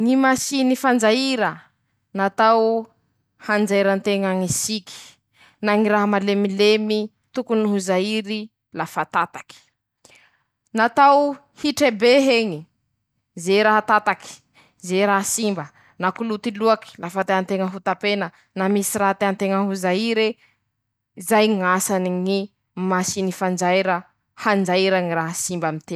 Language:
Masikoro Malagasy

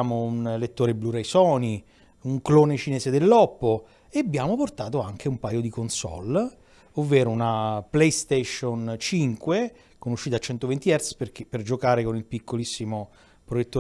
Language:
Italian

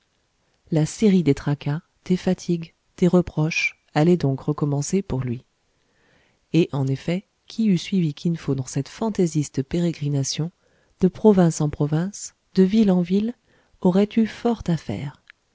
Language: French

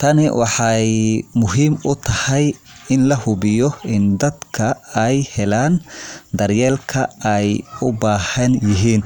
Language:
Somali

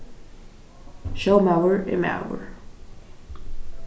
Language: Faroese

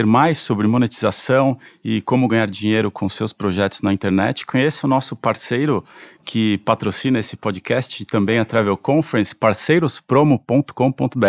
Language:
Portuguese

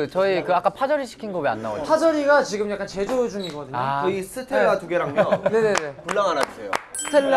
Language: Korean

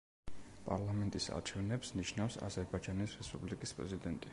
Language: Georgian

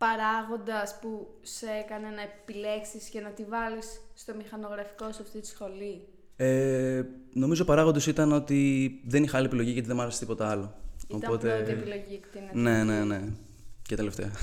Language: Greek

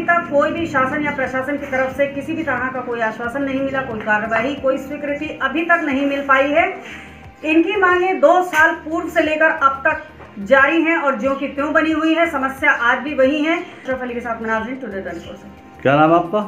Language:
Hindi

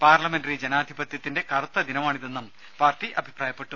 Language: Malayalam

